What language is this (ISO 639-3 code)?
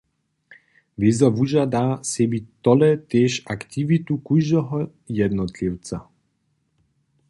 hsb